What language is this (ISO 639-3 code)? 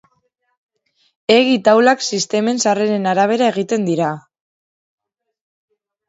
eus